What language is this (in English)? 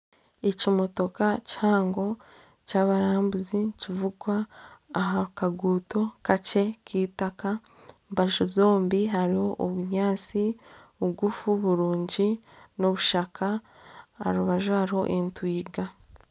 Nyankole